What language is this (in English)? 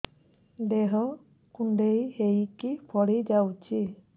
Odia